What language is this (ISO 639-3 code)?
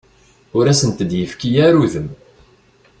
kab